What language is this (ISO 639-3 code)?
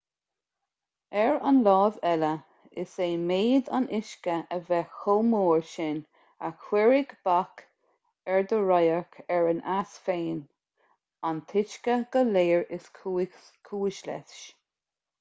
gle